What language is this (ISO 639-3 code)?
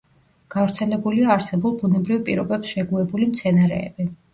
kat